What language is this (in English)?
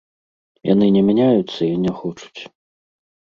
Belarusian